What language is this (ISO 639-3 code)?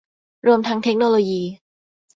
tha